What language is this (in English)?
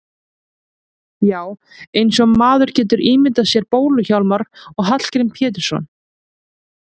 Icelandic